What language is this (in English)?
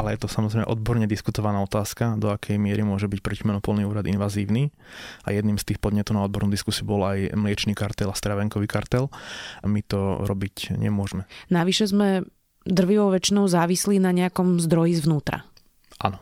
Slovak